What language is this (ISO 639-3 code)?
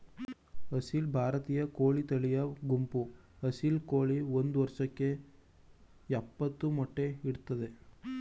kan